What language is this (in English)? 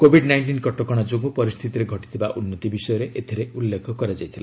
Odia